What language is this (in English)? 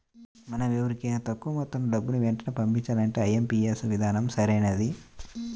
Telugu